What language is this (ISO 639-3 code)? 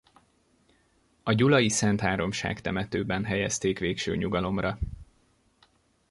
hun